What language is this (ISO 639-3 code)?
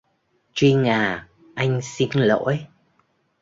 vie